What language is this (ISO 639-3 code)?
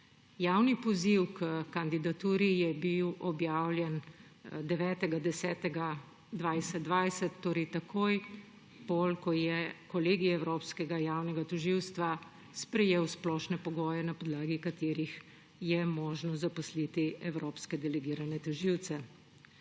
slv